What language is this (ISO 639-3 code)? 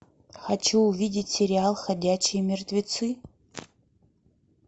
rus